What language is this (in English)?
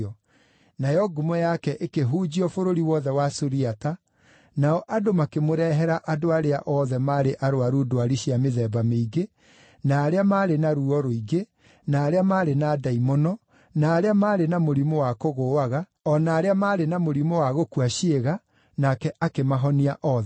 Kikuyu